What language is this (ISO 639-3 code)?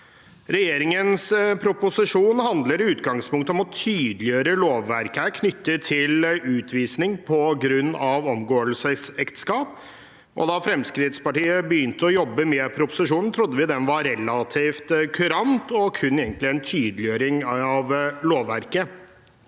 nor